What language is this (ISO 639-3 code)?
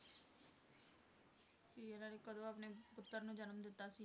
pan